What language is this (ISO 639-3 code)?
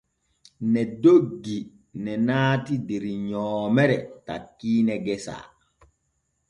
fue